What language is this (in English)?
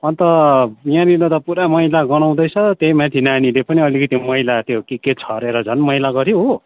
Nepali